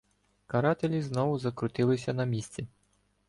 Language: Ukrainian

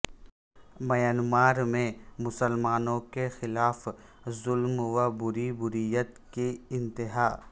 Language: Urdu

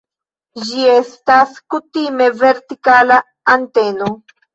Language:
Esperanto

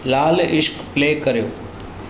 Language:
Sindhi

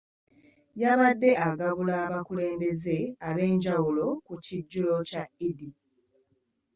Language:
Ganda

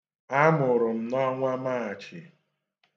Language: Igbo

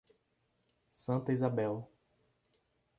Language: Portuguese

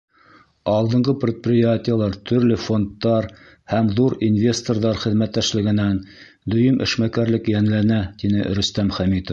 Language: Bashkir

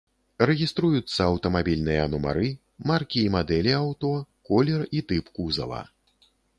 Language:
Belarusian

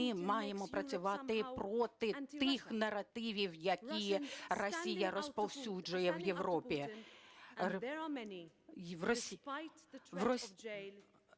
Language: Ukrainian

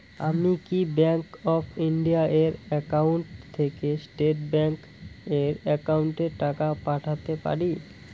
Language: Bangla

